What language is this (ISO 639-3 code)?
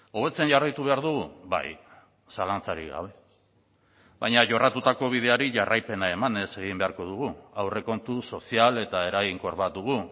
eus